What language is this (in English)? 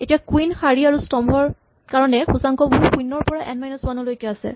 Assamese